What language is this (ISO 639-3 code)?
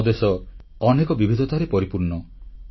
ori